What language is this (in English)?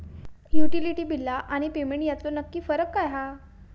Marathi